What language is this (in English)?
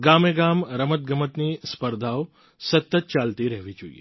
Gujarati